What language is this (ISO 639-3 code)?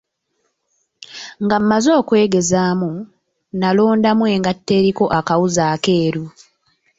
lug